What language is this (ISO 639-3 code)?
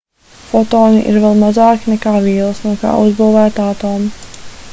lav